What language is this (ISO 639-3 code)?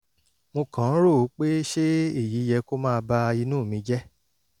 yor